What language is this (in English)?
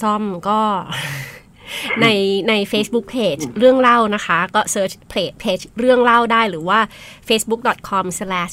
Thai